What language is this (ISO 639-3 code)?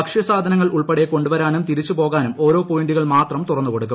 mal